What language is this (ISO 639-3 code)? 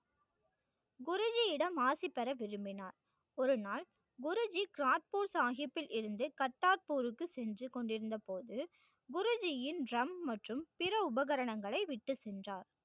tam